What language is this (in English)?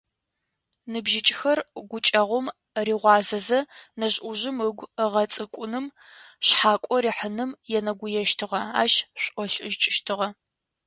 Adyghe